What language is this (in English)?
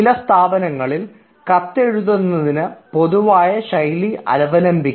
Malayalam